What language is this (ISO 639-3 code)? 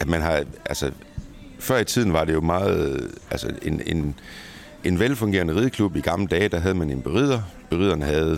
dan